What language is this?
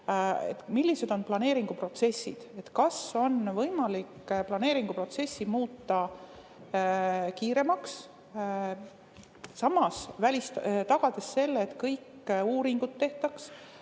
Estonian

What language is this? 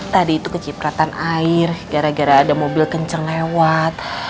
Indonesian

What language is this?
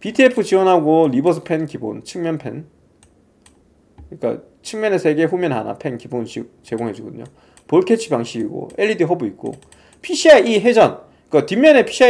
Korean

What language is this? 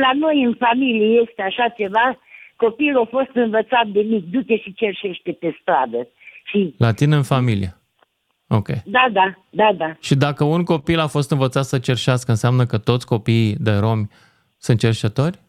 Romanian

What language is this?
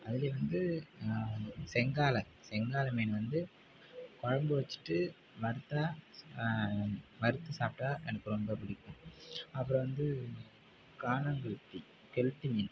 Tamil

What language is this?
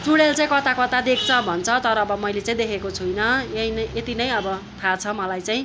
Nepali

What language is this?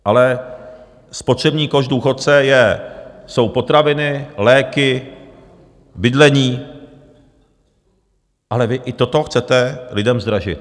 Czech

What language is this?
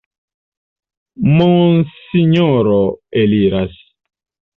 Esperanto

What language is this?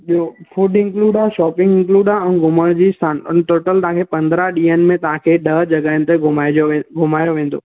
Sindhi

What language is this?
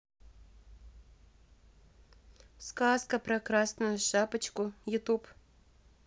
Russian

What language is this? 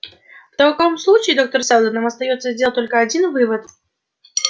Russian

